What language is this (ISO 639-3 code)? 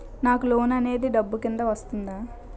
tel